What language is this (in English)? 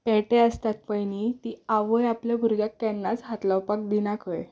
Konkani